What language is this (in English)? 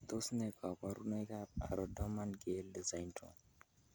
Kalenjin